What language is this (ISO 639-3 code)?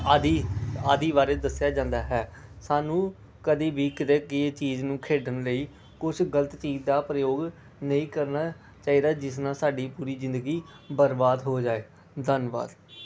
pan